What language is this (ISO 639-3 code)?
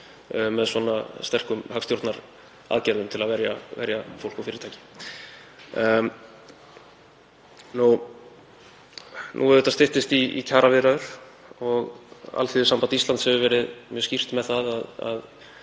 isl